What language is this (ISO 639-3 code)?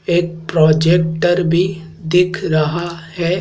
hin